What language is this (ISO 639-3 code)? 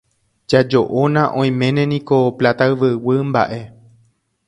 grn